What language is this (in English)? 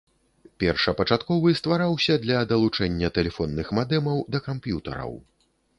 Belarusian